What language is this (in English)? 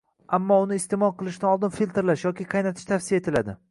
Uzbek